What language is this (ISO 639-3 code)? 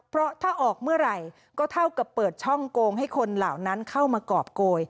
tha